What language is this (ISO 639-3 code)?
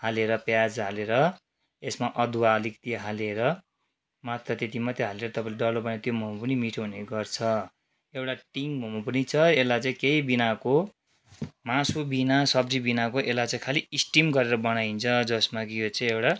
nep